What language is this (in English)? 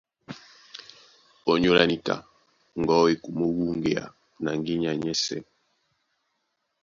Duala